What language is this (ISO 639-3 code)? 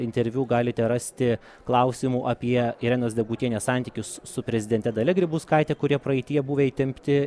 lit